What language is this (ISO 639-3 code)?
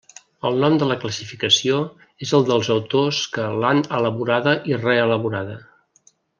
cat